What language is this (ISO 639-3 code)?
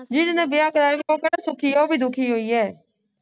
pan